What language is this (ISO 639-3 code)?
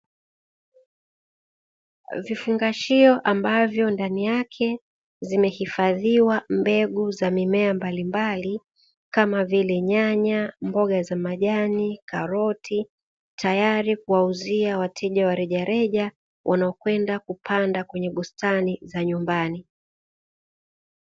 swa